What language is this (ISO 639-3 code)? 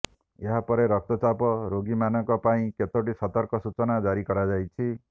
ori